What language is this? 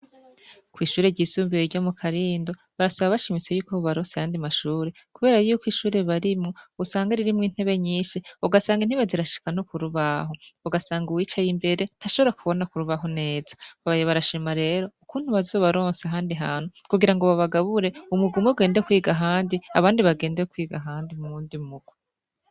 Rundi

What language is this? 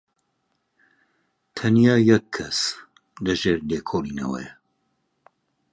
Central Kurdish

